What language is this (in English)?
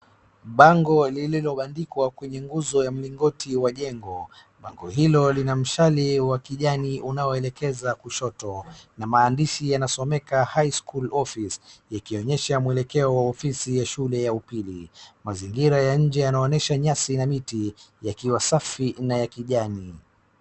Swahili